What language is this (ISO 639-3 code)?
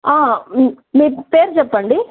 tel